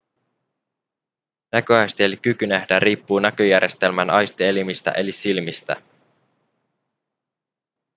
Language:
Finnish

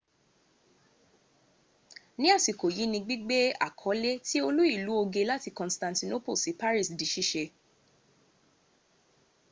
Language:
Yoruba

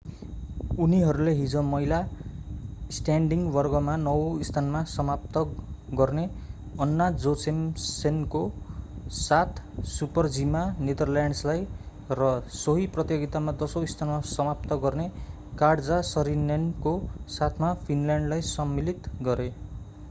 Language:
Nepali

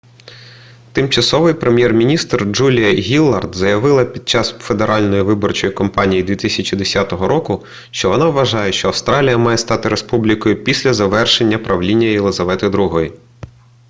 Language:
Ukrainian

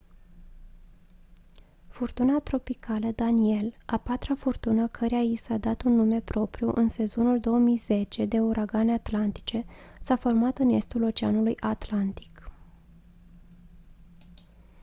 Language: Romanian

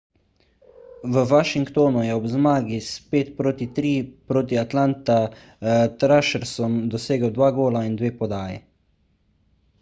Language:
Slovenian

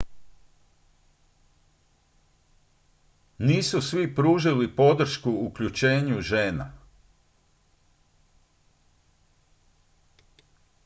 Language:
Croatian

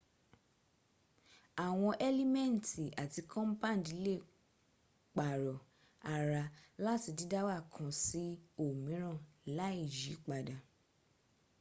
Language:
Yoruba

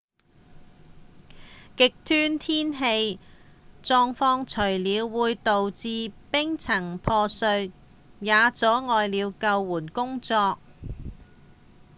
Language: Cantonese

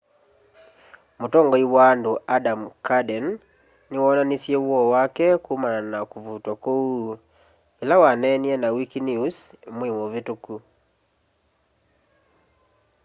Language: Kamba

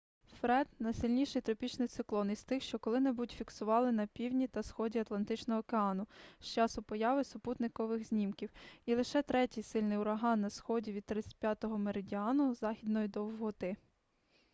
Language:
Ukrainian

